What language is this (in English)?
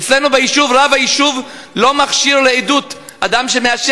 Hebrew